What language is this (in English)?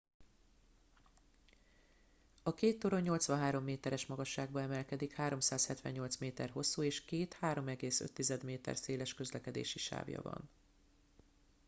Hungarian